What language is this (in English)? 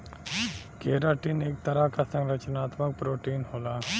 Bhojpuri